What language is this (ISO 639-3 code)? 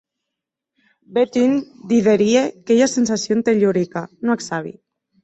oci